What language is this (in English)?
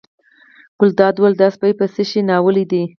Pashto